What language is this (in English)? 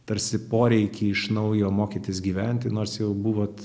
Lithuanian